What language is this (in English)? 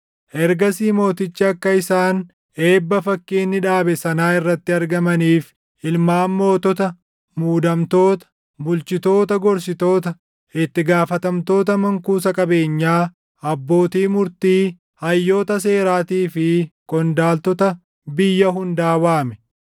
Oromo